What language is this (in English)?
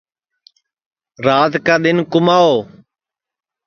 Sansi